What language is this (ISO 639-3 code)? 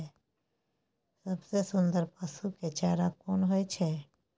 mai